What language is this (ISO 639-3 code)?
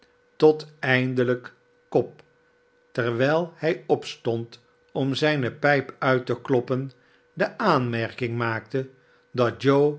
nld